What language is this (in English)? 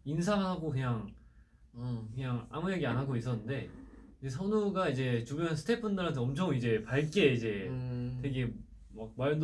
Korean